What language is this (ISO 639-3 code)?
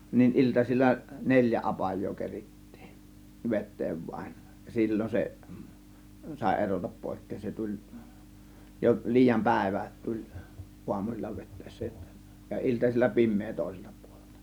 fin